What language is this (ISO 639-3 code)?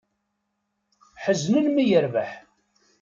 kab